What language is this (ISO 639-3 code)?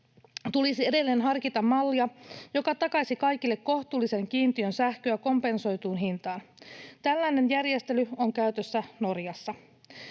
fin